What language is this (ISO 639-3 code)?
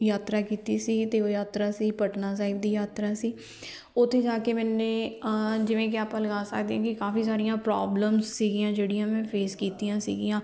pan